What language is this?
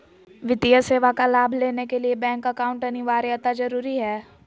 Magahi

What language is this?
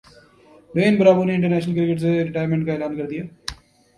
Urdu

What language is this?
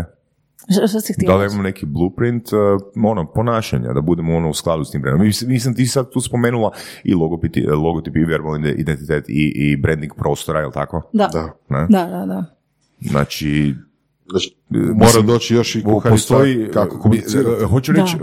Croatian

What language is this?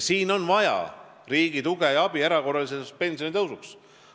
Estonian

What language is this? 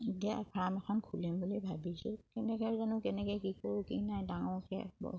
Assamese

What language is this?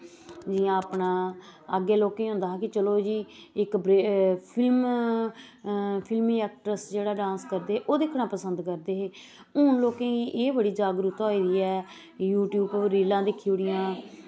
Dogri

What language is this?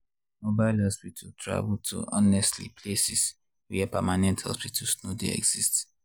Nigerian Pidgin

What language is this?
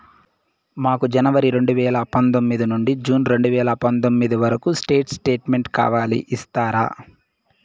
Telugu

